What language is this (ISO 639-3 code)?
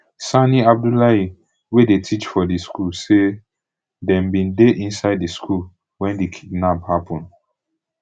pcm